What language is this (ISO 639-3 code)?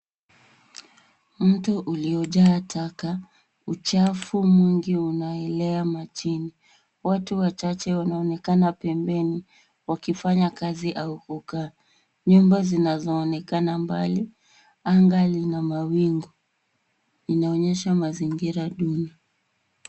swa